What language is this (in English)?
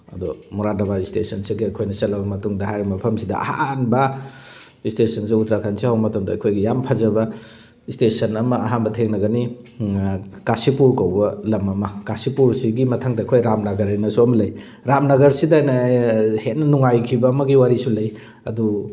Manipuri